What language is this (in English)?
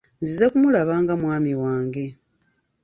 Ganda